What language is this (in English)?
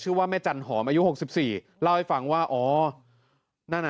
Thai